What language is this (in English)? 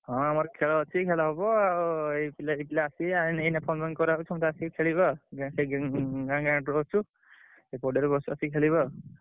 Odia